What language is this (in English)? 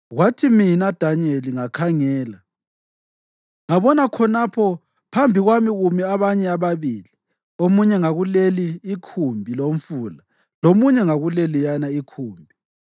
North Ndebele